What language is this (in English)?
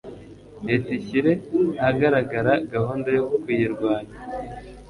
Kinyarwanda